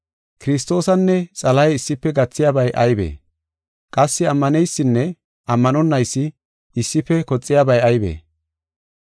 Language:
Gofa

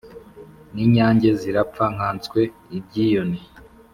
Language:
Kinyarwanda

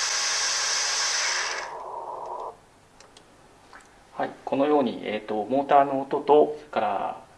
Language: Japanese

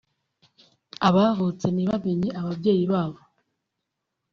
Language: Kinyarwanda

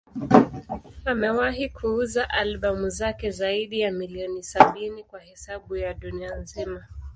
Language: Swahili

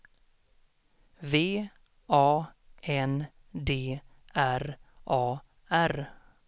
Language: Swedish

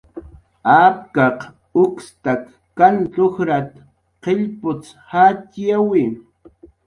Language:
Jaqaru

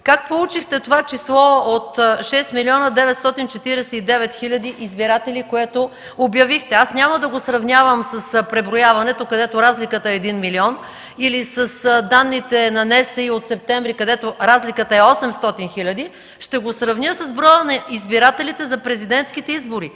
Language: Bulgarian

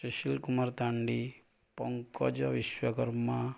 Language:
Odia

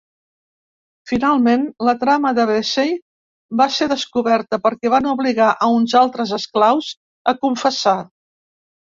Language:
Catalan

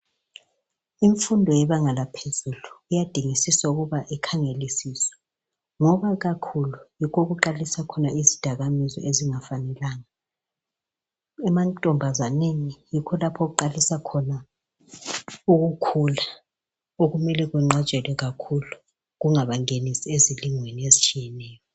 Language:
North Ndebele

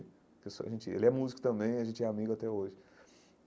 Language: Portuguese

